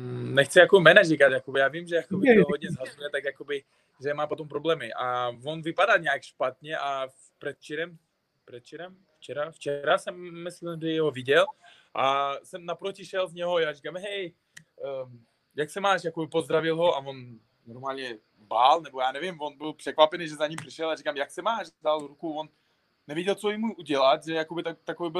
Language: Czech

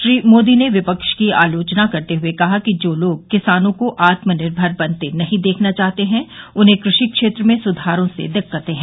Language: Hindi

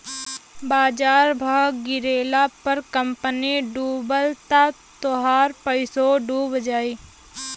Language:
Bhojpuri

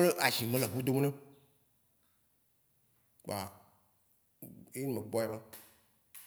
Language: Waci Gbe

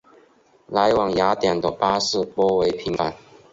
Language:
Chinese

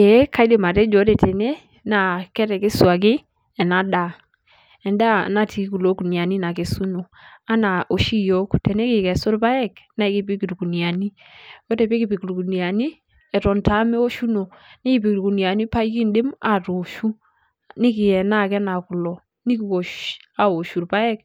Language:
Masai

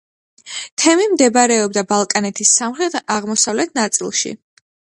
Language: Georgian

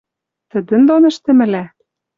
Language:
Western Mari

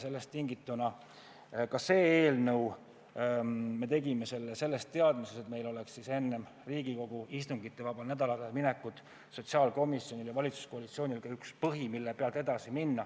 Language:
Estonian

